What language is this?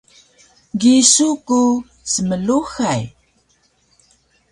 Taroko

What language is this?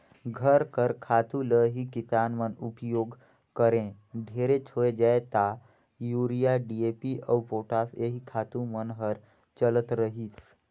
Chhattisgarhi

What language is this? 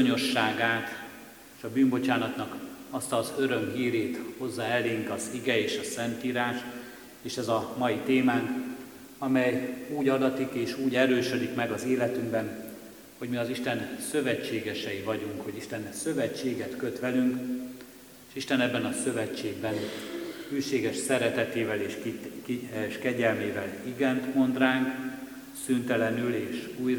Hungarian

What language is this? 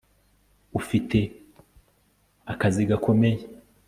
Kinyarwanda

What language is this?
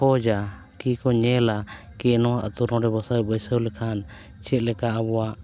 Santali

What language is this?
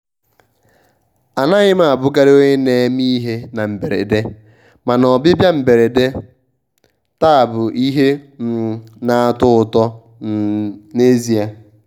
Igbo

